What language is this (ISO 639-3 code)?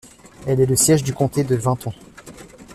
fra